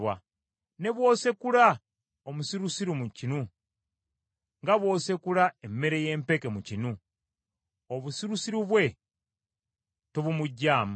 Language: Ganda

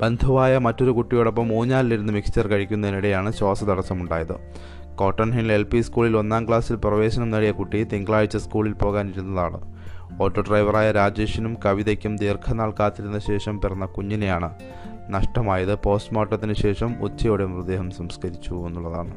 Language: Malayalam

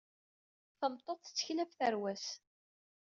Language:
Kabyle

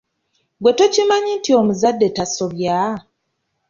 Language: Ganda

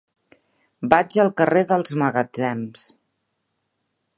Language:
Catalan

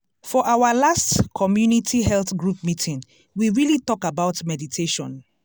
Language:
Nigerian Pidgin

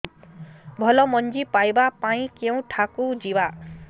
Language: Odia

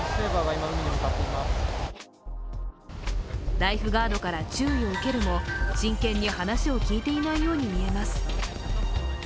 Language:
Japanese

